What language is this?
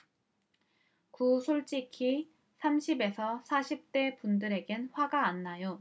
Korean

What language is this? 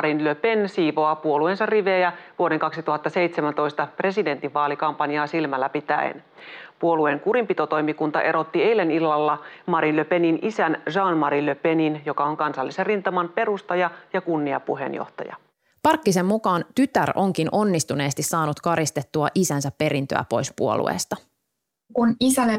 Finnish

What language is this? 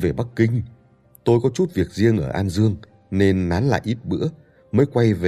Vietnamese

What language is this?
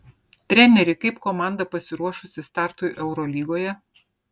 Lithuanian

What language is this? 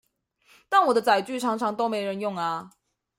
Chinese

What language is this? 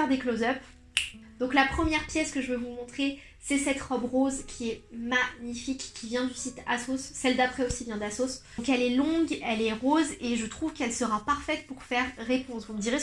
French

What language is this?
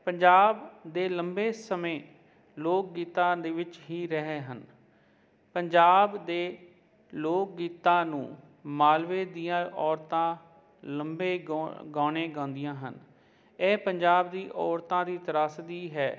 Punjabi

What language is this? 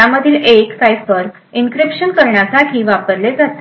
Marathi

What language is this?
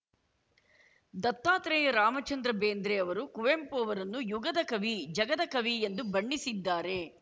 Kannada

